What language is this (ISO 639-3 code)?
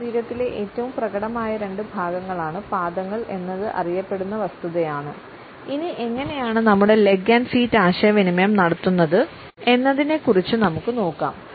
mal